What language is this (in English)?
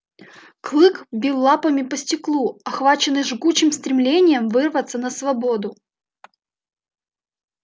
Russian